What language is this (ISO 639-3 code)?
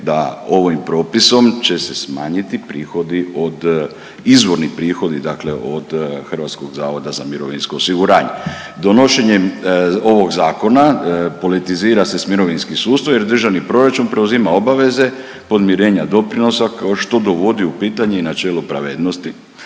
hrv